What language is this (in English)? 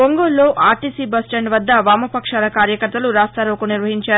Telugu